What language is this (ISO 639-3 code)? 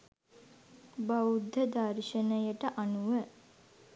sin